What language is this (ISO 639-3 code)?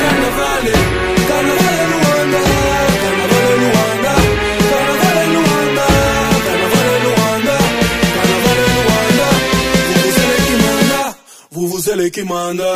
ara